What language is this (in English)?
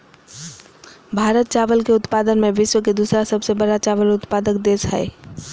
Magahi